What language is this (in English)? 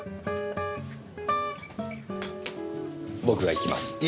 Japanese